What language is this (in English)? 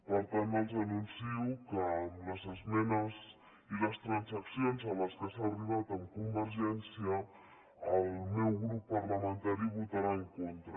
Catalan